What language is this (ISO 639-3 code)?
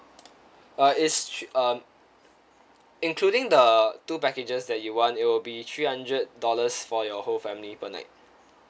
eng